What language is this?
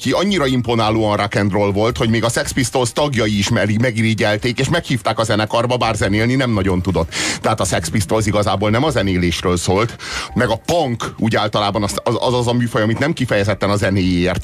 Hungarian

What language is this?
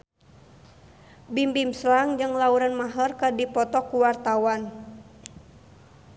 Sundanese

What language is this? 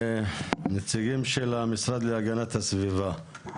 Hebrew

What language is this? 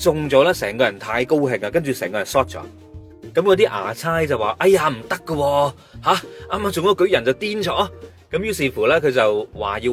Chinese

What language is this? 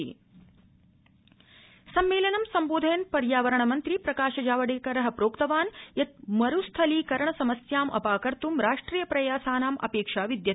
Sanskrit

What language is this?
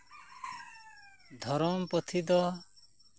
Santali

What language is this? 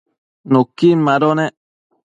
Matsés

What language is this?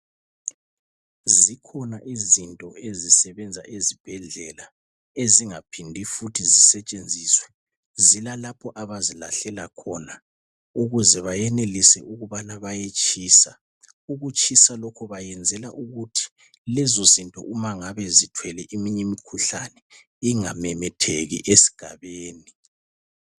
North Ndebele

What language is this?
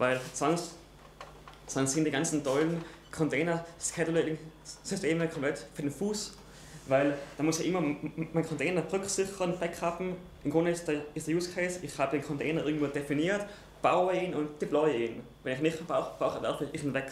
German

